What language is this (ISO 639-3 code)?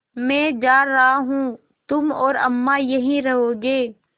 hin